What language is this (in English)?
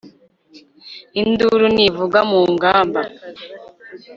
Kinyarwanda